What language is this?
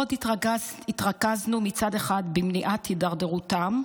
Hebrew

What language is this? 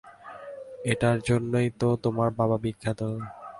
Bangla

